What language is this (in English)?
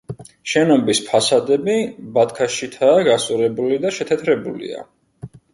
Georgian